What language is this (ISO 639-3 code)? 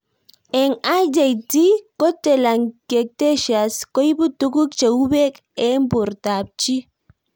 kln